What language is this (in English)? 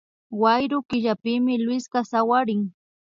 Imbabura Highland Quichua